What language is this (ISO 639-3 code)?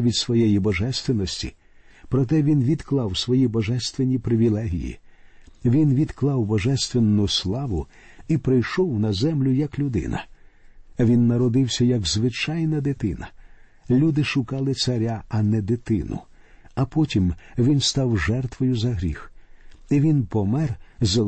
ukr